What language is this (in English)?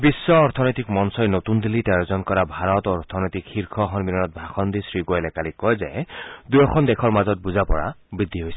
Assamese